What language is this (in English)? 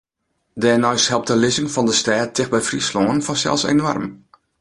Western Frisian